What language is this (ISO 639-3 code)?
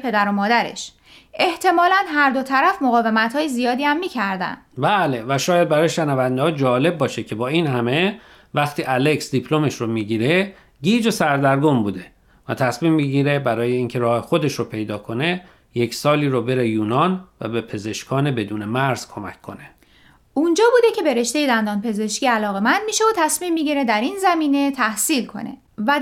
fas